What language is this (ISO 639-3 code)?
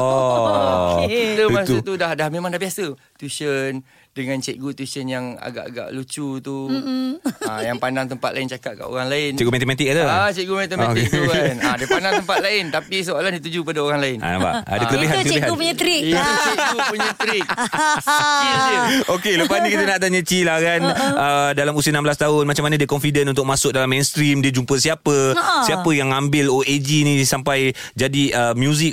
msa